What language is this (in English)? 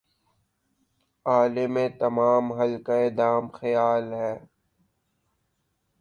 Urdu